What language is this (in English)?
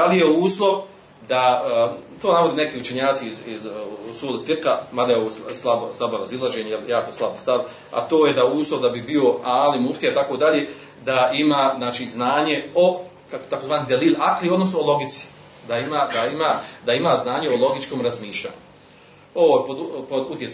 Croatian